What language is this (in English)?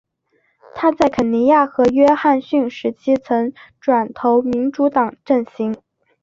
Chinese